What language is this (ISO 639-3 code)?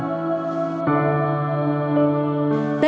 vie